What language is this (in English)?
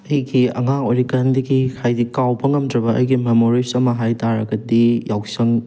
Manipuri